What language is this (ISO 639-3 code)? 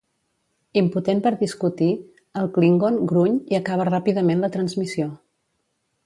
cat